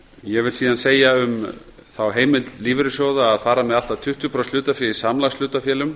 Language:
Icelandic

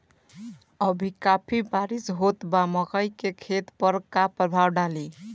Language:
Bhojpuri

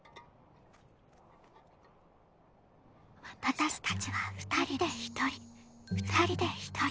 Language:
Japanese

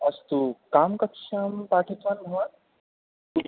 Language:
Sanskrit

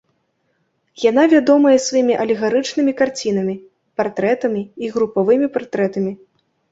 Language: Belarusian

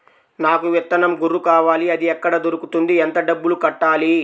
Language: Telugu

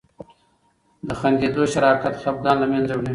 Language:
Pashto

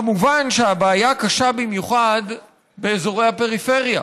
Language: Hebrew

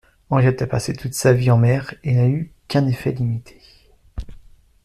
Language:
French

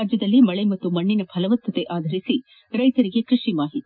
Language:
Kannada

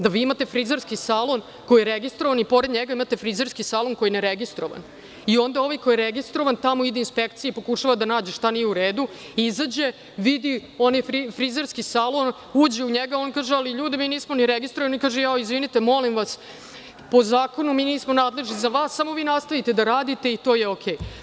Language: Serbian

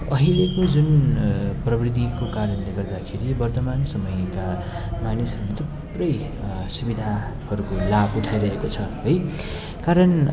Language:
Nepali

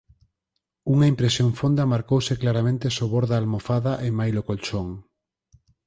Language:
Galician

